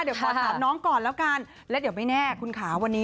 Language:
Thai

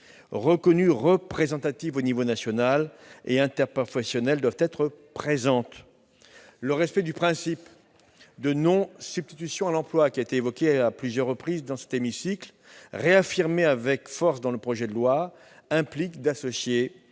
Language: French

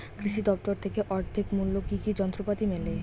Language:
Bangla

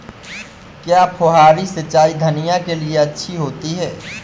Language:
Hindi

